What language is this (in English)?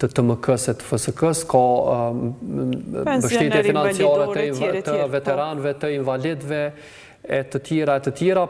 Romanian